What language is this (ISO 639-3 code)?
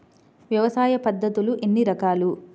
tel